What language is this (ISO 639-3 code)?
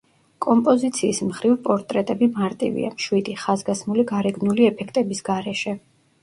kat